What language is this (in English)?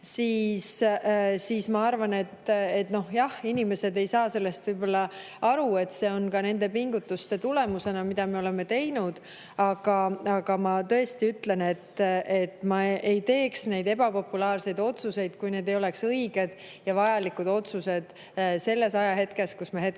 Estonian